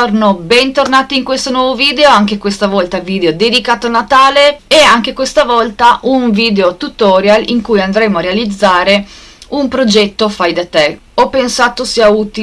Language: Italian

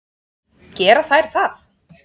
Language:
Icelandic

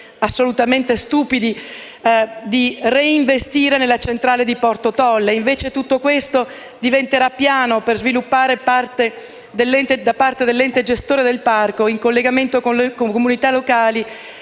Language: Italian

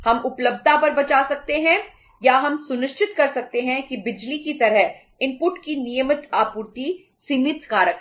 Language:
Hindi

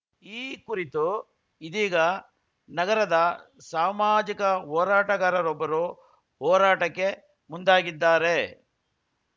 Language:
Kannada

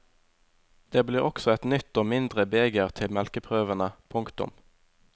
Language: Norwegian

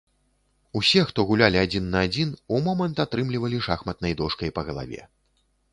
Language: Belarusian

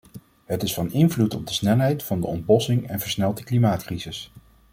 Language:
Dutch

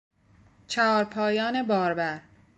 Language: Persian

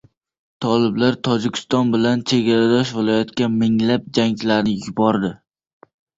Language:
Uzbek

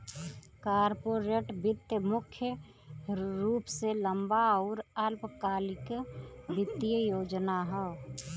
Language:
Bhojpuri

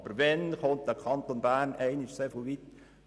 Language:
Swiss German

